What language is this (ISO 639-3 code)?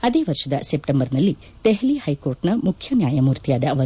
kan